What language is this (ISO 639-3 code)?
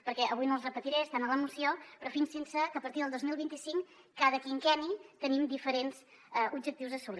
cat